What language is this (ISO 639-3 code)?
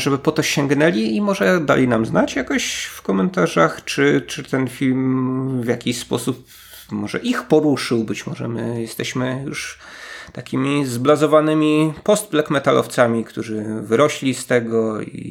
pol